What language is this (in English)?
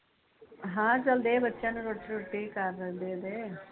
Punjabi